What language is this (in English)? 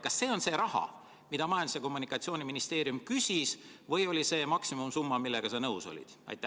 Estonian